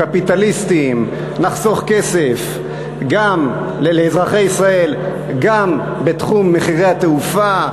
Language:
Hebrew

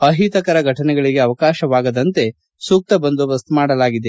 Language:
Kannada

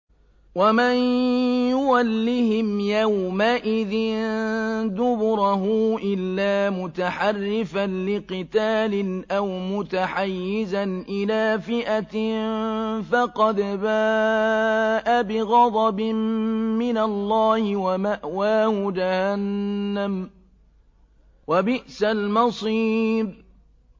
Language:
Arabic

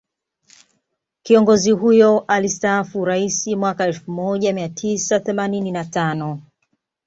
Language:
Swahili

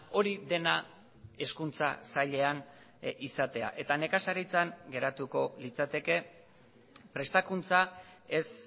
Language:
Basque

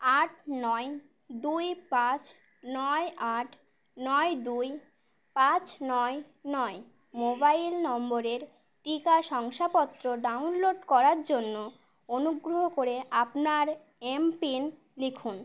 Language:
Bangla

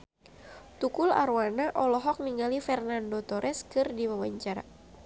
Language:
Sundanese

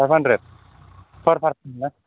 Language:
Bodo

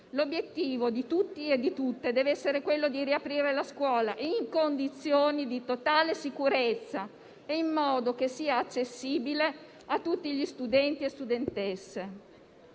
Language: Italian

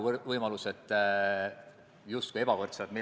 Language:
Estonian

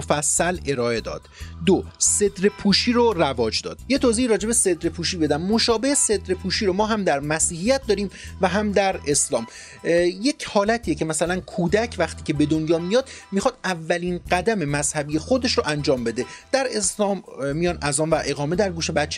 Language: Persian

